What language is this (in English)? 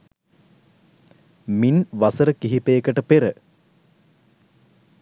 Sinhala